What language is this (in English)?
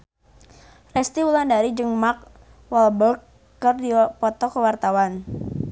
Sundanese